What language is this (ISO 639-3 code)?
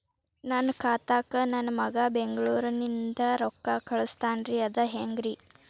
kan